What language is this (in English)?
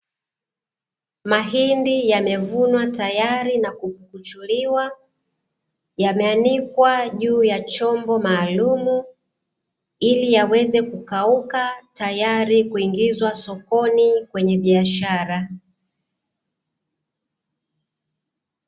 Swahili